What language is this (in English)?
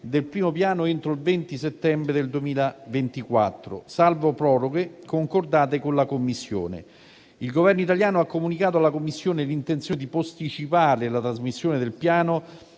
Italian